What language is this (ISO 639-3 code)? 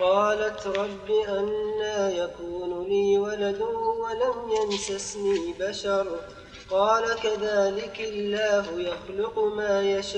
ara